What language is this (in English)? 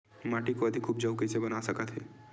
Chhattisgarhi